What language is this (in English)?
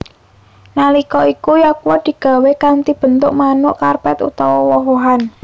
Javanese